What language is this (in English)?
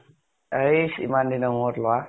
Assamese